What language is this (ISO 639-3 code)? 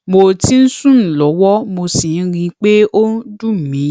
yor